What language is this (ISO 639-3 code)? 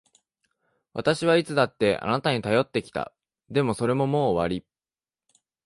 jpn